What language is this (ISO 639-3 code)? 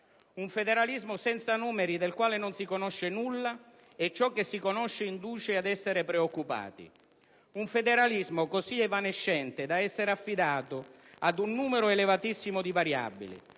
ita